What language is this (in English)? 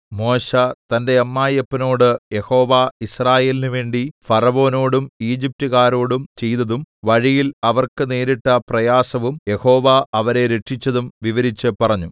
Malayalam